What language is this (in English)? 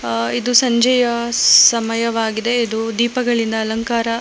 Kannada